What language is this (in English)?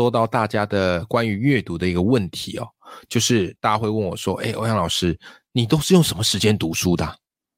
Chinese